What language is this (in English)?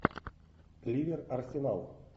Russian